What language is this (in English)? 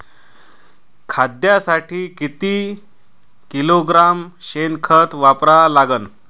Marathi